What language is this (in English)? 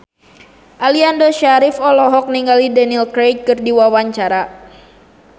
Sundanese